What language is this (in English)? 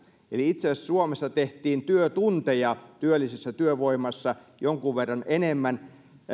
Finnish